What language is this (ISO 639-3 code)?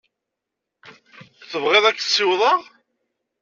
kab